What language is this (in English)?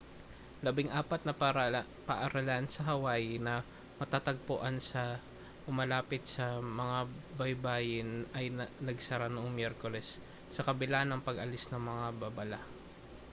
Filipino